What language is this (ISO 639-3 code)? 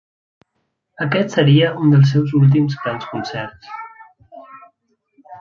cat